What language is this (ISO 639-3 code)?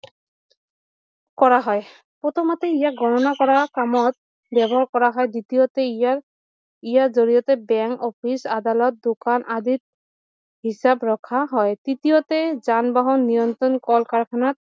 asm